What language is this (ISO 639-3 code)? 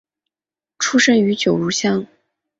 zho